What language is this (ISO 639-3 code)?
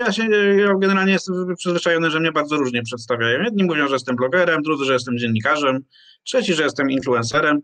pol